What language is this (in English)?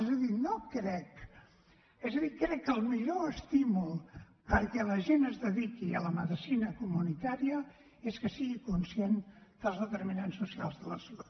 Catalan